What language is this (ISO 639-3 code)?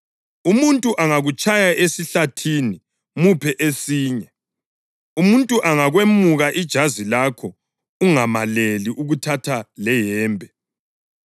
nde